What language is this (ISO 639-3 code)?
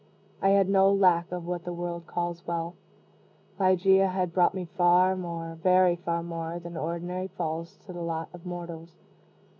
eng